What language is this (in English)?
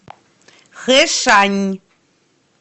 Russian